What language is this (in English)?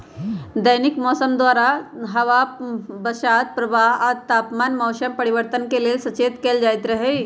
Magahi